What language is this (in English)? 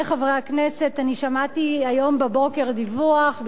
Hebrew